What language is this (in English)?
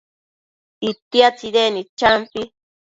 Matsés